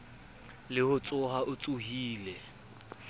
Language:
Southern Sotho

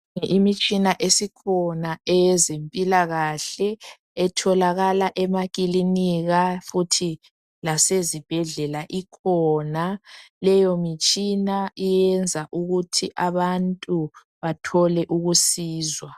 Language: North Ndebele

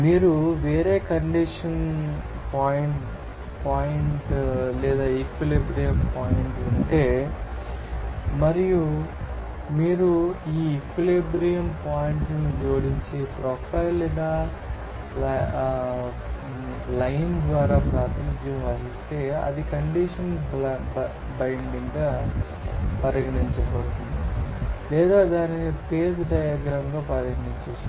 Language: Telugu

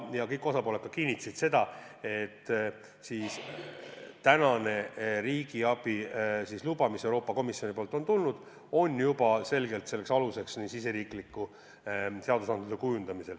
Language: Estonian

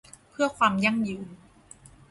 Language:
Thai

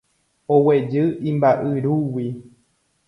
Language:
Guarani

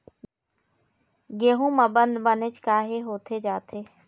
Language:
Chhattisgarhi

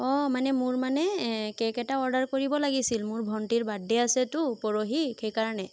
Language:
Assamese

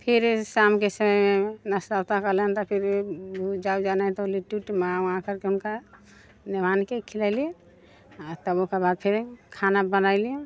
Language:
Maithili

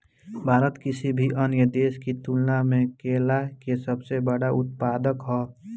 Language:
Bhojpuri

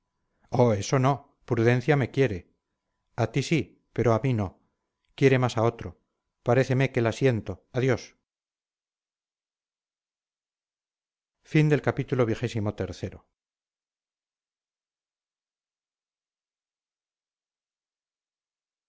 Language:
Spanish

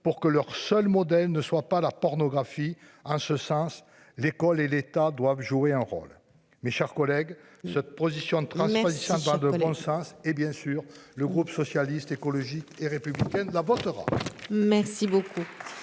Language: French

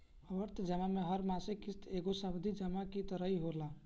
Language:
Bhojpuri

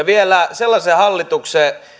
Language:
Finnish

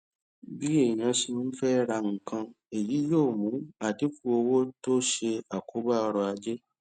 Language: Yoruba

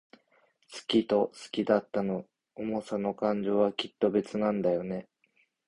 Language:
Japanese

